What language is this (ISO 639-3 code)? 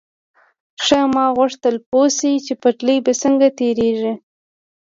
pus